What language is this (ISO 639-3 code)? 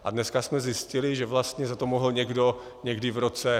ces